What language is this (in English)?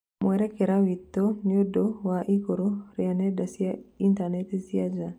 Kikuyu